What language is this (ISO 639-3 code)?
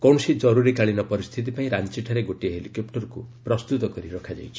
ori